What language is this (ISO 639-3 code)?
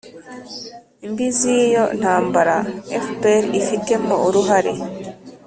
kin